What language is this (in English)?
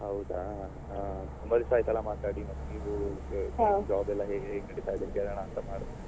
Kannada